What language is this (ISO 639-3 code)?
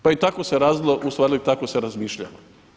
hrv